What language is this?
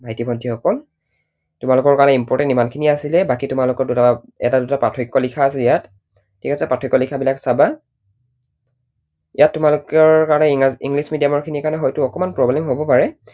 Assamese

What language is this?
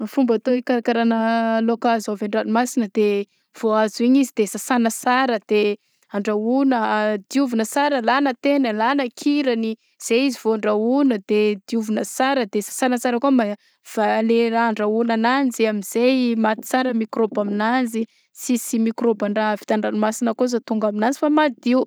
Southern Betsimisaraka Malagasy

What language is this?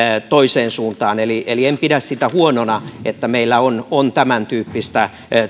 Finnish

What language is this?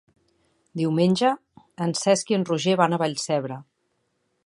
Catalan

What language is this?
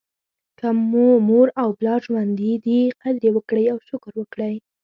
Pashto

